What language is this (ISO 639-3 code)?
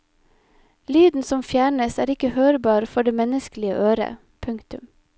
nor